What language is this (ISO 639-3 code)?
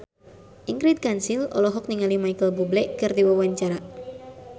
sun